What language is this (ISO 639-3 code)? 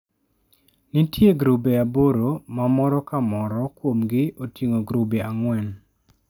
luo